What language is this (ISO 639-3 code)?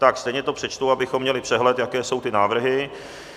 ces